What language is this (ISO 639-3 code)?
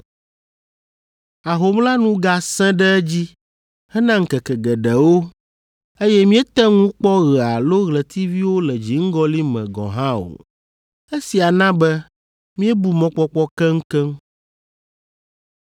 ewe